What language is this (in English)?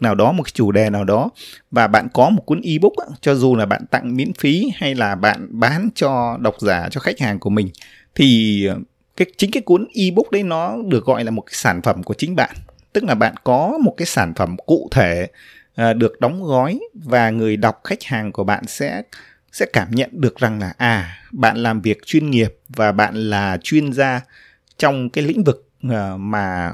Vietnamese